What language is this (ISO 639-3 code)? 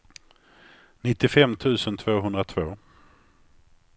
swe